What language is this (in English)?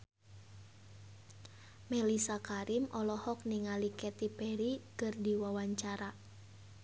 Sundanese